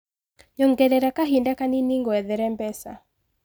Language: Kikuyu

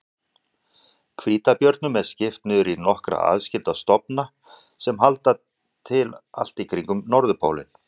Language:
Icelandic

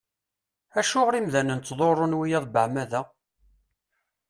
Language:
Kabyle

